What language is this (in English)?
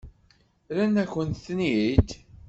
Kabyle